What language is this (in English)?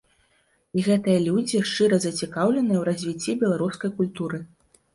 Belarusian